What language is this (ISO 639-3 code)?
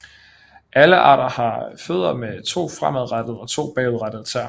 dan